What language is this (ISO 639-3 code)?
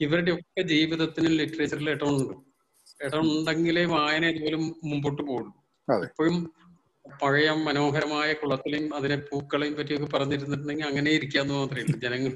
mal